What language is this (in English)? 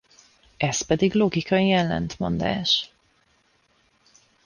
Hungarian